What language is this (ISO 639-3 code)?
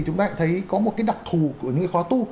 vie